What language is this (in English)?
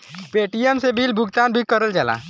Bhojpuri